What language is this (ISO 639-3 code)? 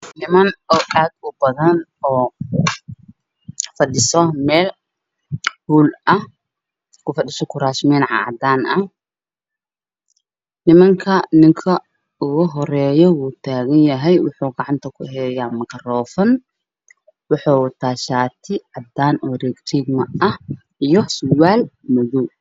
som